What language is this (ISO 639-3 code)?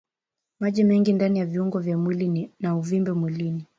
swa